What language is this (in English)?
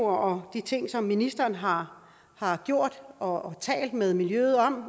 Danish